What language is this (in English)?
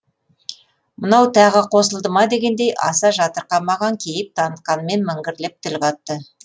Kazakh